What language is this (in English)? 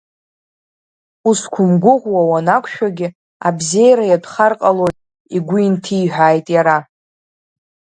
Abkhazian